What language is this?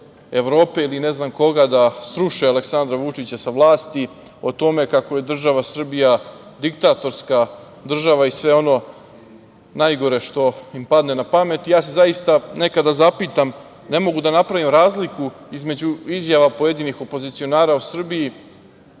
Serbian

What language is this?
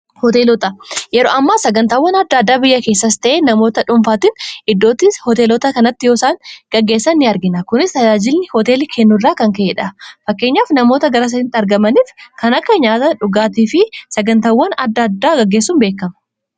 Oromo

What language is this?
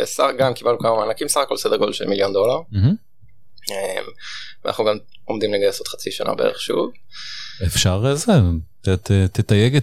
Hebrew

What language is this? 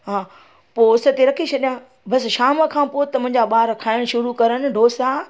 Sindhi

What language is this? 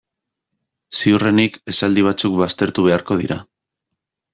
Basque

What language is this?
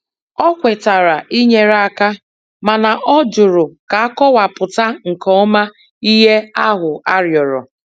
Igbo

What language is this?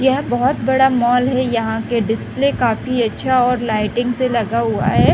Hindi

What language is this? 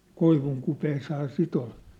Finnish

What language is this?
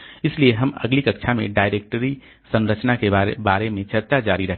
Hindi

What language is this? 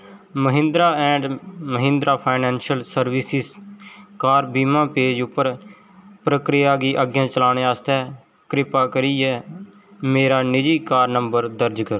Dogri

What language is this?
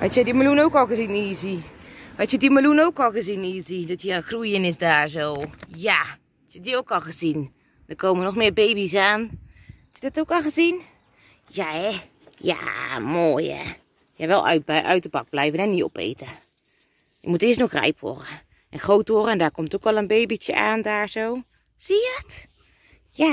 Dutch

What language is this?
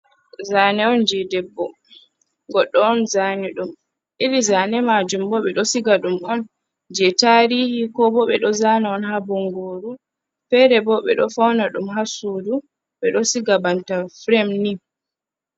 Fula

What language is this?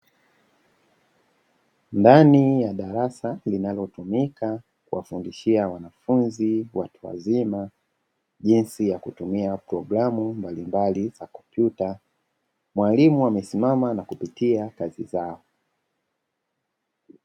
Swahili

